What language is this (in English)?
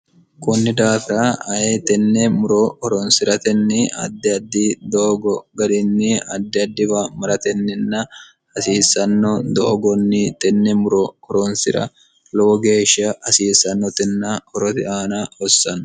Sidamo